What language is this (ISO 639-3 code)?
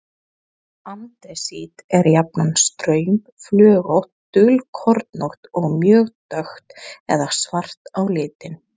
isl